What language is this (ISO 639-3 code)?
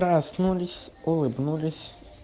rus